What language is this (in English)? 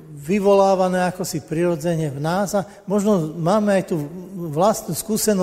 Slovak